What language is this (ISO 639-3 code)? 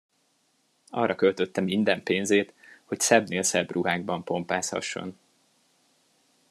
hun